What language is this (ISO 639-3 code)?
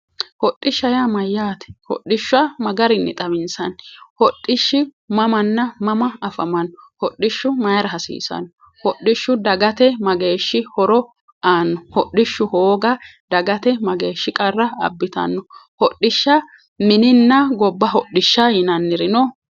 sid